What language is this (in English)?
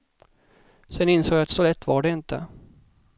Swedish